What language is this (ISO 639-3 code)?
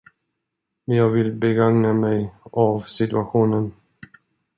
swe